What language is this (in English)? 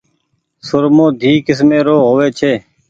Goaria